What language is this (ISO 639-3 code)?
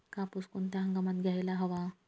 mar